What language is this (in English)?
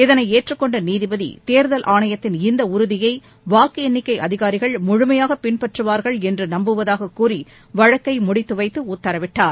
Tamil